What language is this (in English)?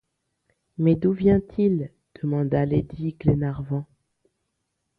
French